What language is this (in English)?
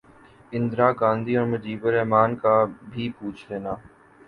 Urdu